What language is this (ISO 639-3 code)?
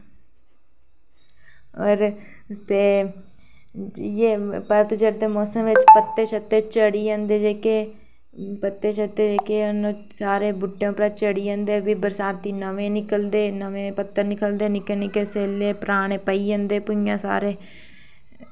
doi